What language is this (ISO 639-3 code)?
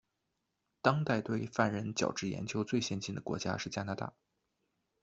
zho